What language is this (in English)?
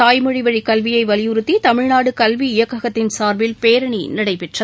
Tamil